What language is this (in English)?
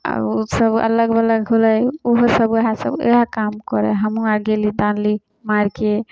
Maithili